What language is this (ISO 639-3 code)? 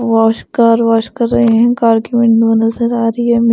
hin